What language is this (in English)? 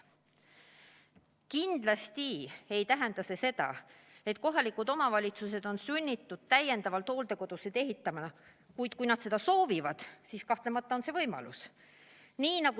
Estonian